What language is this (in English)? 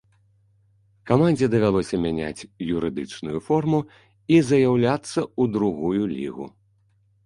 Belarusian